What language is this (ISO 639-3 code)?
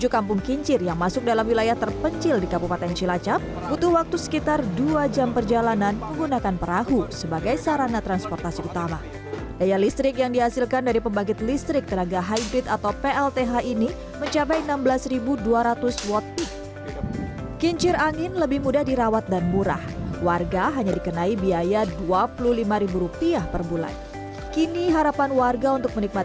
ind